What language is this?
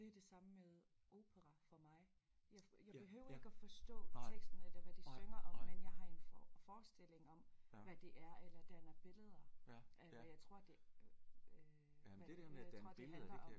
Danish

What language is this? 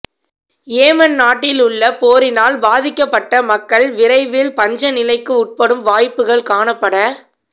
Tamil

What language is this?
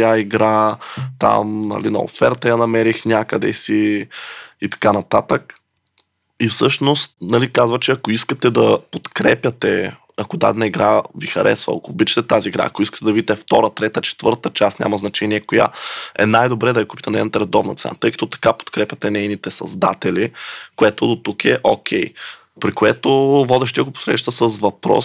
Bulgarian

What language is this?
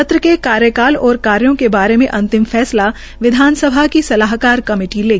Hindi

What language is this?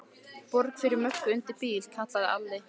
Icelandic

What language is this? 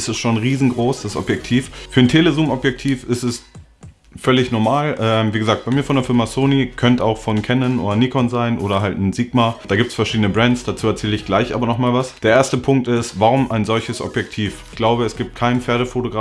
German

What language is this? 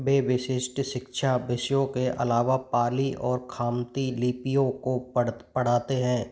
Hindi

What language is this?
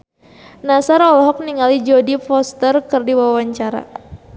Sundanese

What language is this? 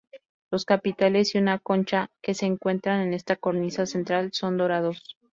Spanish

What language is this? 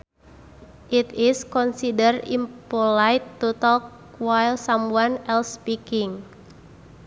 Sundanese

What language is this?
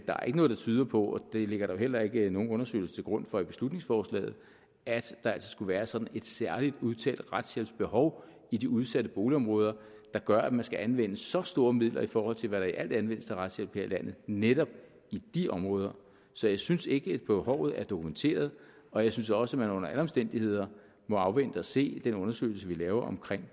Danish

